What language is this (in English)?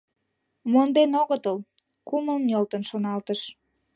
Mari